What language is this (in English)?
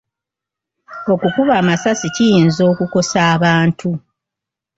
Ganda